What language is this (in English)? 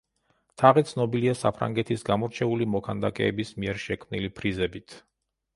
Georgian